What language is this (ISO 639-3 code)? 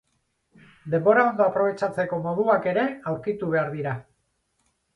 eus